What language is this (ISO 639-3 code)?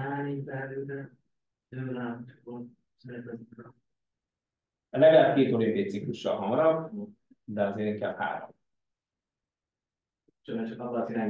hun